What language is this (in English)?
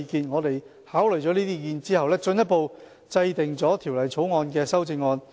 Cantonese